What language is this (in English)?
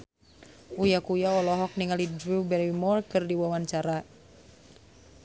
Sundanese